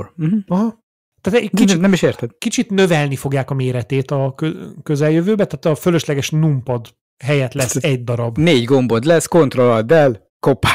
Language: Hungarian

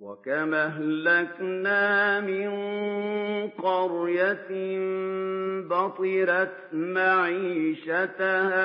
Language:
Arabic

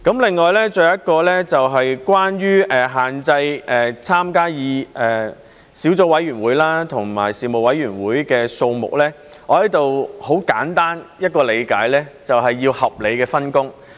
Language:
Cantonese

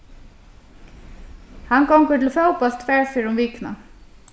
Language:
Faroese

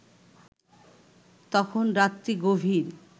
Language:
Bangla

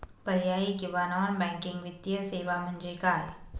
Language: Marathi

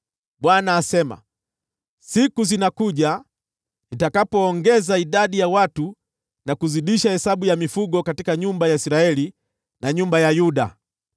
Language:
Swahili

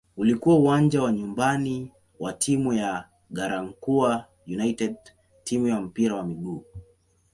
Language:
Swahili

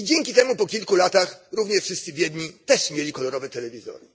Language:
Polish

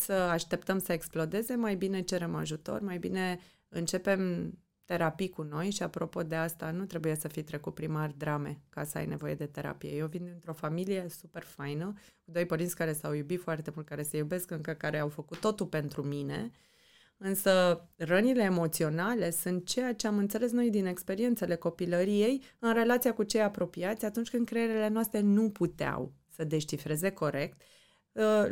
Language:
Romanian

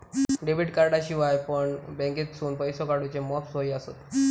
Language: Marathi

